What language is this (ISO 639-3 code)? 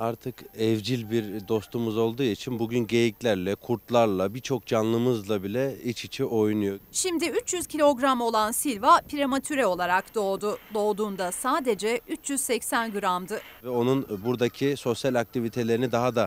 tur